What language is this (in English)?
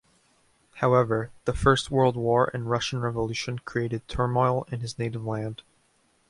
English